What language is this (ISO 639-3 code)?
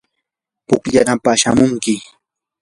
qur